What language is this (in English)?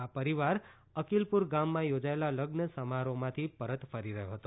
Gujarati